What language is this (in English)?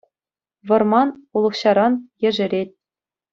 Chuvash